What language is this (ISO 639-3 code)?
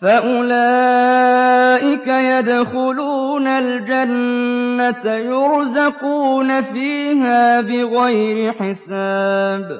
ara